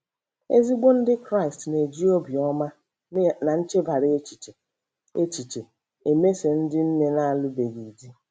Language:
Igbo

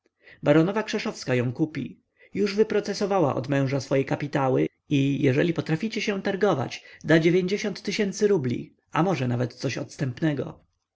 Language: Polish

